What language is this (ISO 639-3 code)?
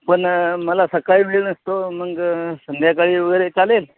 mar